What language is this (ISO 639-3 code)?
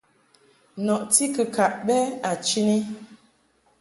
mhk